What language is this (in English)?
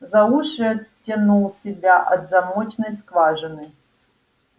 Russian